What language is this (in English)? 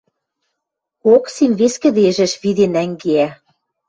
Western Mari